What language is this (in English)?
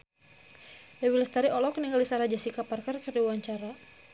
Sundanese